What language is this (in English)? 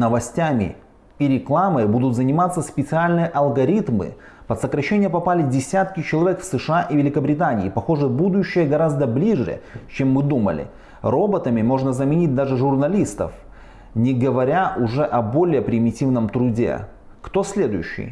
Russian